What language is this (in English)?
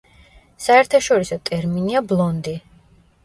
Georgian